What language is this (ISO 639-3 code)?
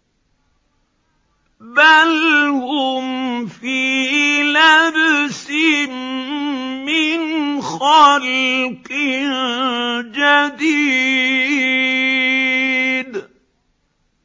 ara